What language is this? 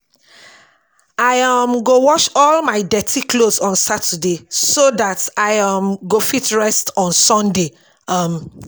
Nigerian Pidgin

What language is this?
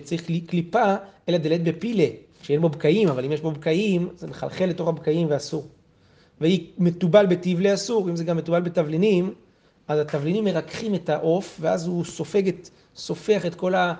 Hebrew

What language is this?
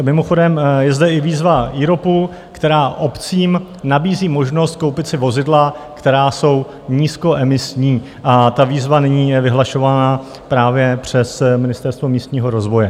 Czech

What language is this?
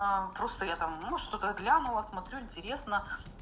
Russian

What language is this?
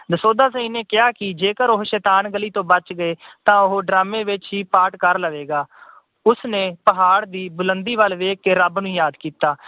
Punjabi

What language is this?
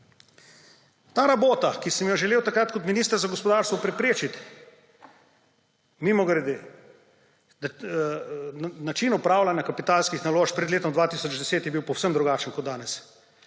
Slovenian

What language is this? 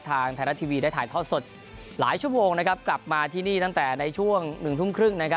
Thai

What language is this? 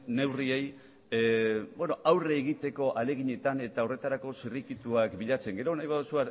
Basque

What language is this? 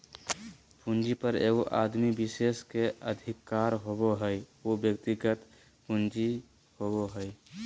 Magahi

